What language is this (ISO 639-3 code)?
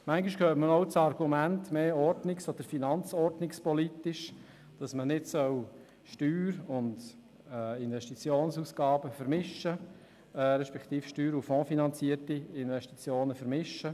gsw